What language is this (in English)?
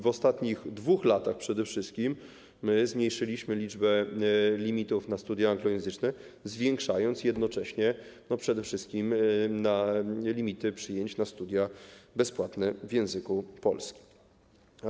Polish